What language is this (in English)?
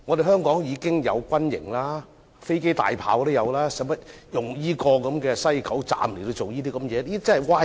Cantonese